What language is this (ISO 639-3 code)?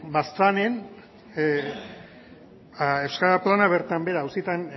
eus